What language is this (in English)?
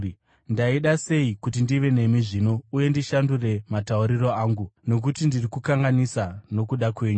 Shona